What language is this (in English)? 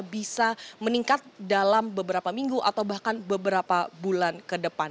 Indonesian